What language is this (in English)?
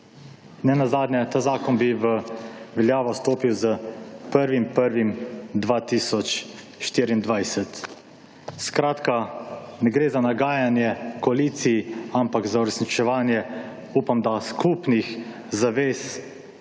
Slovenian